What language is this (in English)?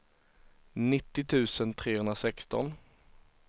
Swedish